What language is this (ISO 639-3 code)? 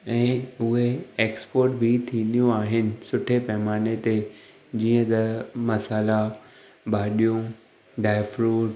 snd